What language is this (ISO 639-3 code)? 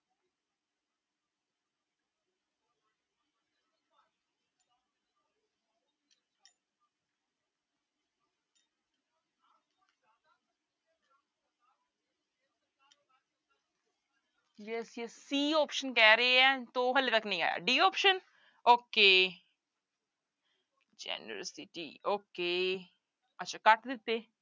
pan